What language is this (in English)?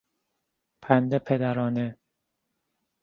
Persian